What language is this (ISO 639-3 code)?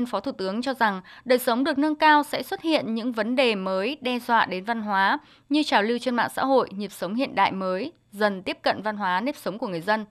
vie